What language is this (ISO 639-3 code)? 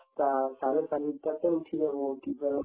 asm